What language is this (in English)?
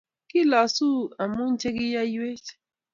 Kalenjin